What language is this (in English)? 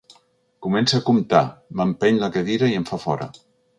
Catalan